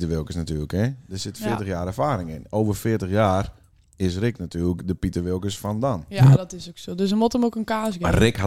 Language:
Dutch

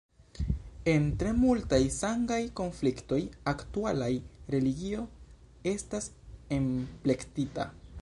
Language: Esperanto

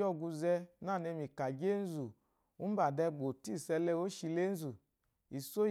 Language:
Eloyi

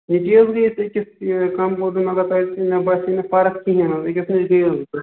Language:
Kashmiri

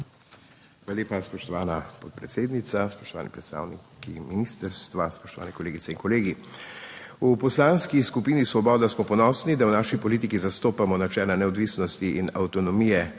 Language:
Slovenian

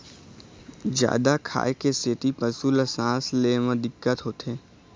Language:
Chhattisgarhi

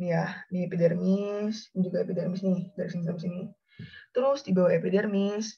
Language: Indonesian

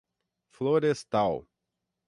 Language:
Portuguese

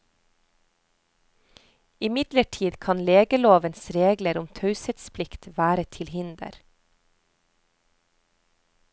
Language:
Norwegian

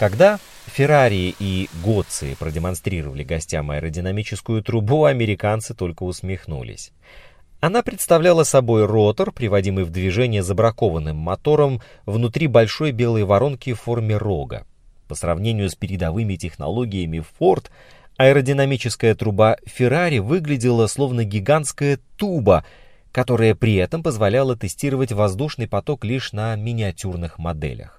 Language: Russian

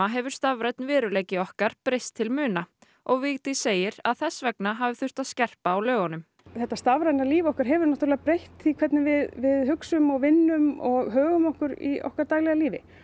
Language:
Icelandic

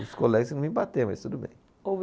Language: Portuguese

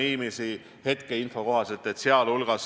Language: Estonian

